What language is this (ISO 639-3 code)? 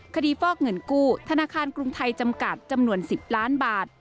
tha